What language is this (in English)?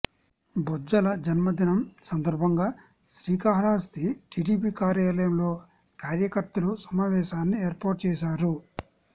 Telugu